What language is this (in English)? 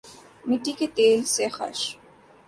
Urdu